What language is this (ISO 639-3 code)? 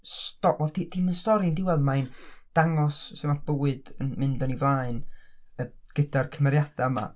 cym